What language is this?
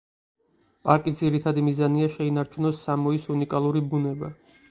Georgian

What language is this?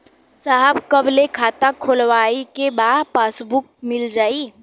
Bhojpuri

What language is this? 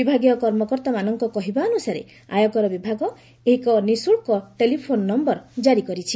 Odia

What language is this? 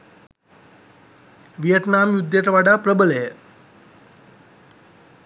Sinhala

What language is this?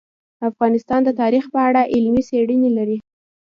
Pashto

